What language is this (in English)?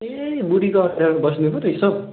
Nepali